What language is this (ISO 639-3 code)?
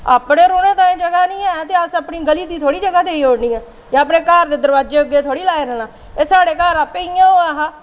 doi